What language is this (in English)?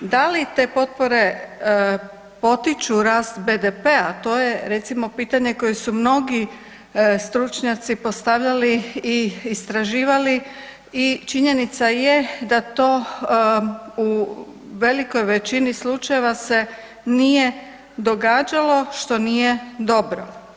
Croatian